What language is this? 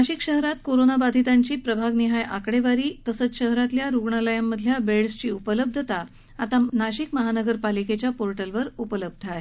Marathi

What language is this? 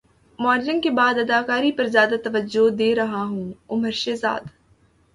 Urdu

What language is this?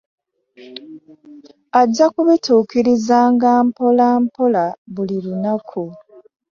Ganda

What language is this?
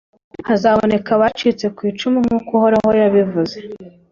Kinyarwanda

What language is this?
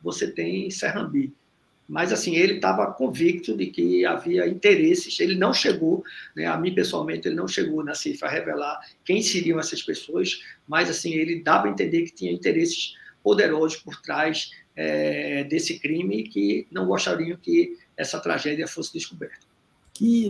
Portuguese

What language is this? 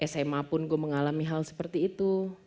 Indonesian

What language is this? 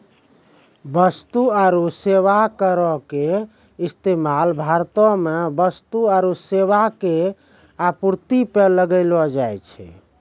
Maithili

